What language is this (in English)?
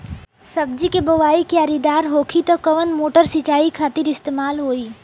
Bhojpuri